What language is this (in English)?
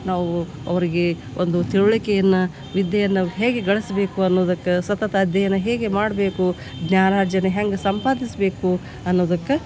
Kannada